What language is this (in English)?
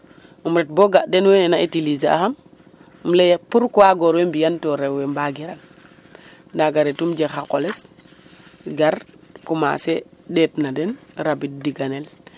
Serer